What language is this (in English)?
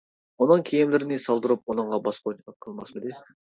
Uyghur